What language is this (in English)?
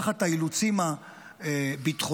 Hebrew